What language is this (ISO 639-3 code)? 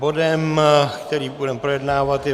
ces